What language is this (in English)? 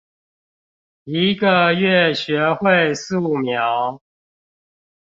Chinese